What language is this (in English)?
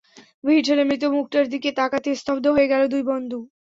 Bangla